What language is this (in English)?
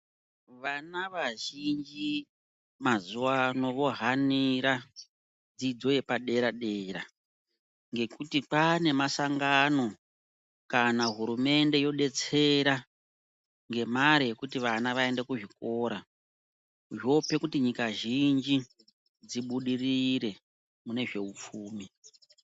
Ndau